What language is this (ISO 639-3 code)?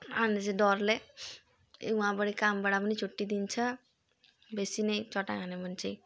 nep